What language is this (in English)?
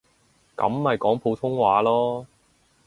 Cantonese